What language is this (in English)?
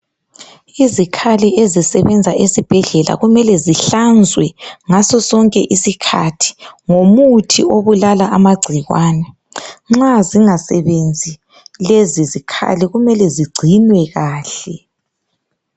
North Ndebele